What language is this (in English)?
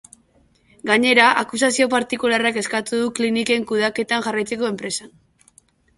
Basque